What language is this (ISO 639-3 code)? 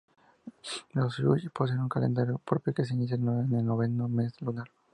spa